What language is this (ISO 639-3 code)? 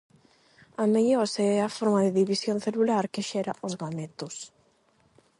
glg